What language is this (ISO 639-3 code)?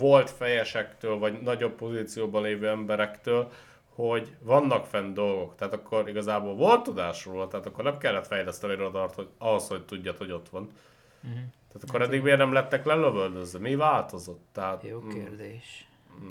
hun